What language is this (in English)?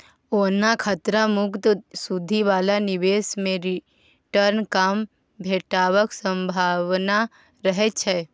Maithili